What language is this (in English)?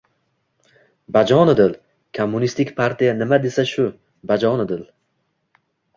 Uzbek